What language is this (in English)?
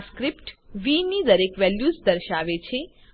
Gujarati